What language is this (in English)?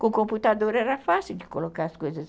Portuguese